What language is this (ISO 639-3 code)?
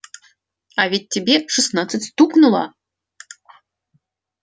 rus